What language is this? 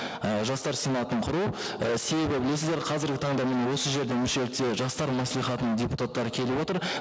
Kazakh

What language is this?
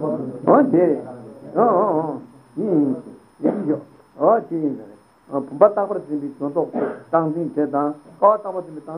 Italian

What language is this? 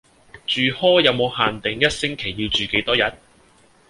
Cantonese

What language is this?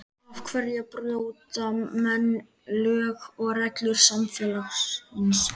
Icelandic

